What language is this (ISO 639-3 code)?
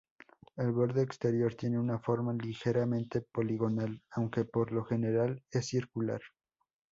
spa